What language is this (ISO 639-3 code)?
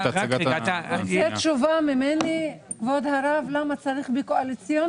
heb